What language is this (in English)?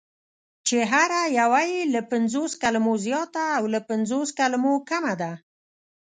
Pashto